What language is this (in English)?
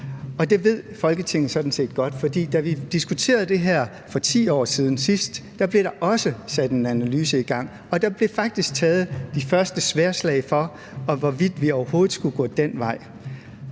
Danish